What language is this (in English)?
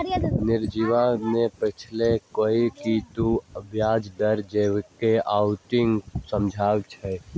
Magahi